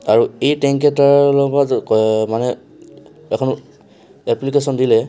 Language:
Assamese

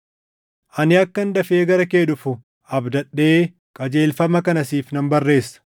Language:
Oromo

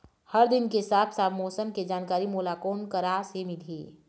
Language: Chhattisgarhi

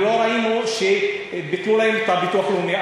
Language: Hebrew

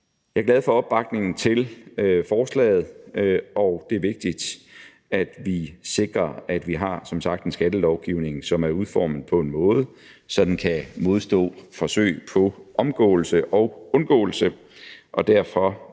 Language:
Danish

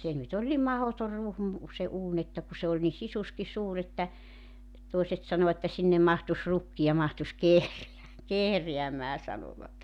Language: Finnish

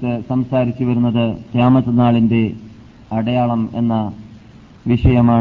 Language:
Malayalam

